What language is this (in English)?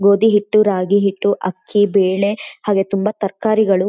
Kannada